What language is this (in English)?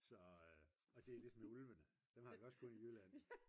Danish